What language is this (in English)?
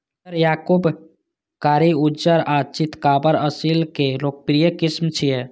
Maithili